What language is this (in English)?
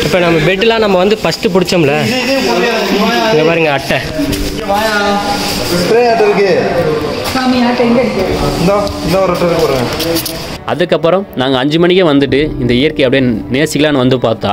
Korean